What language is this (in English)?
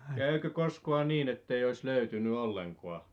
Finnish